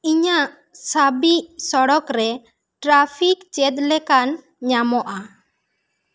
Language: Santali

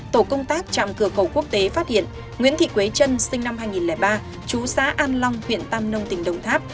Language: Vietnamese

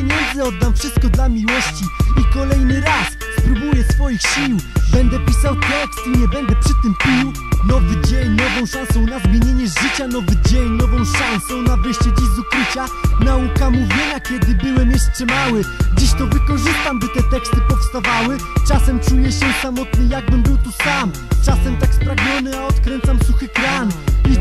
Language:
Polish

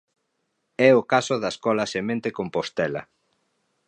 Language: Galician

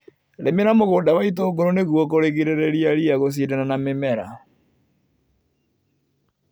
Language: Kikuyu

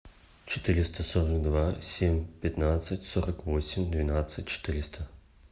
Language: Russian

